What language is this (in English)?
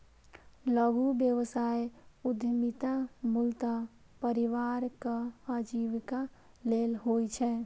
Maithili